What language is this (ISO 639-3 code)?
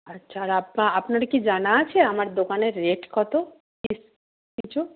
ben